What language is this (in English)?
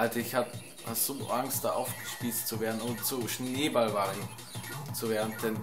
German